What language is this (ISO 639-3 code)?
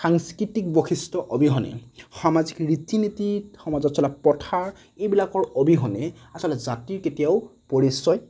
asm